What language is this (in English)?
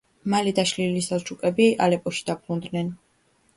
Georgian